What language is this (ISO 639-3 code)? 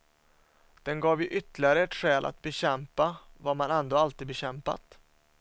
swe